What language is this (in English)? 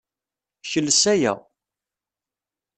Kabyle